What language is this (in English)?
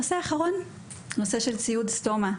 Hebrew